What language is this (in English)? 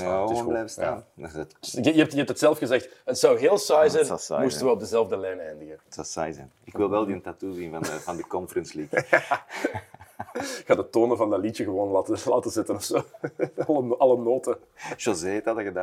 Dutch